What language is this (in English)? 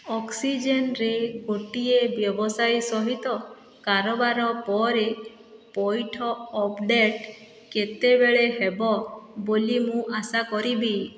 Odia